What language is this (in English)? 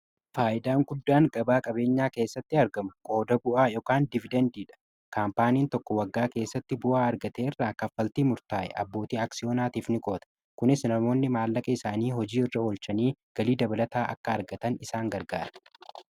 Oromo